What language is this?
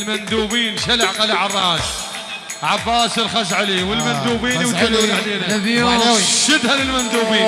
Arabic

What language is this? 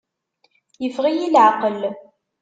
Kabyle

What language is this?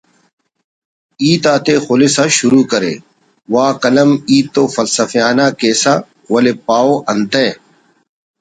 Brahui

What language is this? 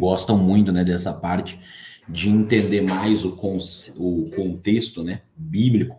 Portuguese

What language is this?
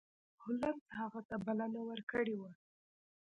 Pashto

